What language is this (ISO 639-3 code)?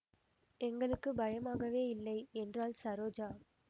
tam